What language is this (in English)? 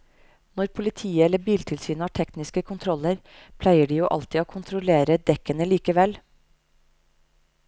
Norwegian